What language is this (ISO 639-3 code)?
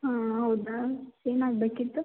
kan